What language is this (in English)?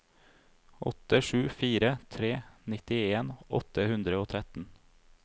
Norwegian